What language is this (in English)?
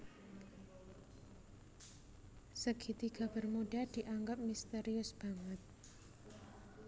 Javanese